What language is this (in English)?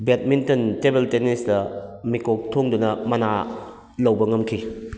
Manipuri